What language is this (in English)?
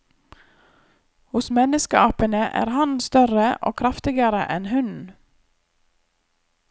Norwegian